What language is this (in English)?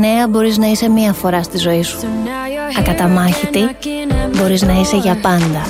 Greek